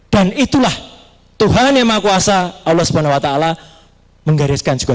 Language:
Indonesian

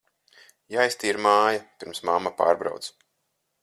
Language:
Latvian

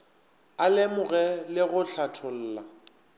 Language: Northern Sotho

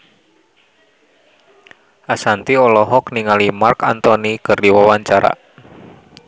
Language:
Sundanese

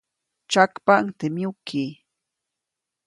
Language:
Copainalá Zoque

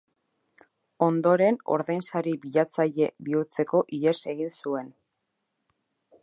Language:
Basque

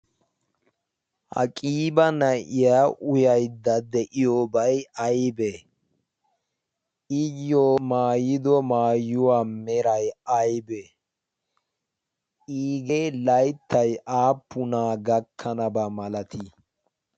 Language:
Wolaytta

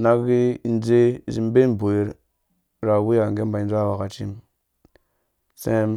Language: Dũya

